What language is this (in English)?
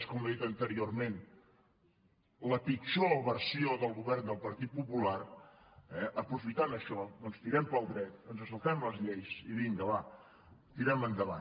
Catalan